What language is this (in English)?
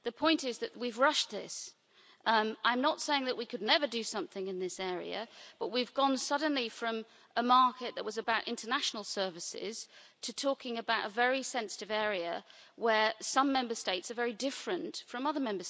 English